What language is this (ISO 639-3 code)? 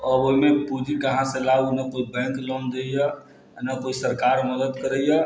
mai